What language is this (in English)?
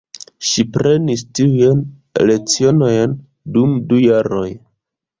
Esperanto